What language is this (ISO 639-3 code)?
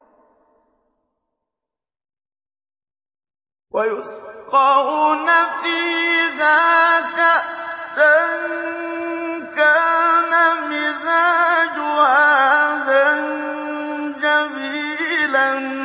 ara